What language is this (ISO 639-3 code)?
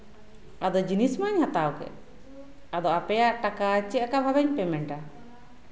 sat